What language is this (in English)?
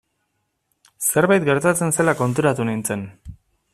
Basque